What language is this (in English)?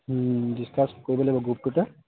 Assamese